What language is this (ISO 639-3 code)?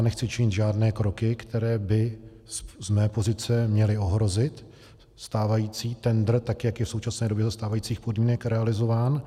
ces